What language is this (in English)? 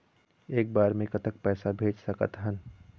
Chhattisgarhi